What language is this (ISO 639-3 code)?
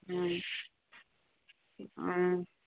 mni